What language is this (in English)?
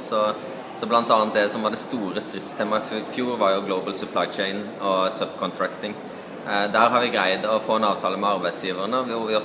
French